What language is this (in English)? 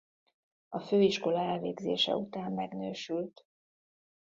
Hungarian